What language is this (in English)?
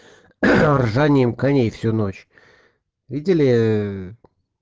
Russian